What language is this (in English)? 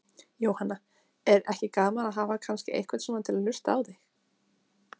Icelandic